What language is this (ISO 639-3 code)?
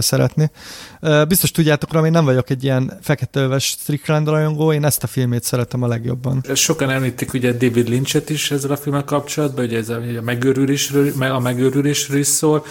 hun